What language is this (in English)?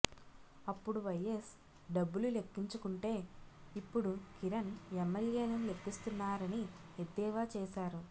Telugu